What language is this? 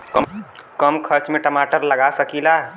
Bhojpuri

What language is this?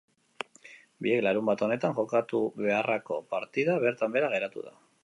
Basque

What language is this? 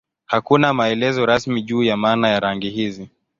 Swahili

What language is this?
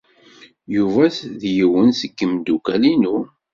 Kabyle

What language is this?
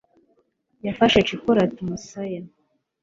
Kinyarwanda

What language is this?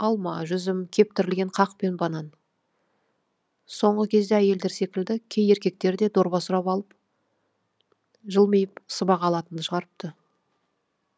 Kazakh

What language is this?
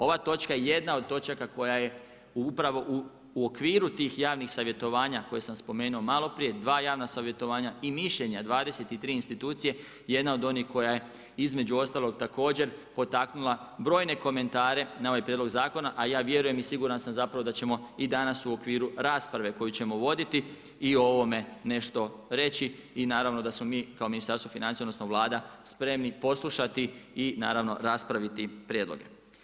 Croatian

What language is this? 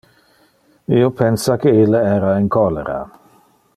Interlingua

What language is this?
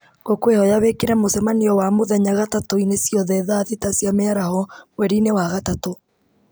Kikuyu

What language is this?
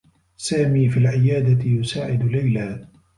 Arabic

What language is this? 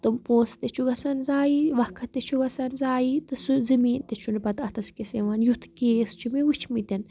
Kashmiri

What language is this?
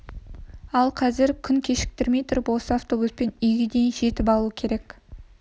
Kazakh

